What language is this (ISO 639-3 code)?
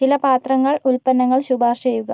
mal